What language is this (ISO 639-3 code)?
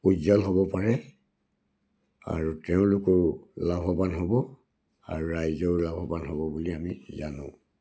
asm